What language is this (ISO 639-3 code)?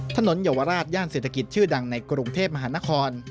tha